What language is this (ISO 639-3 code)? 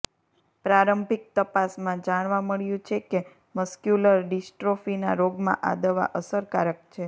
guj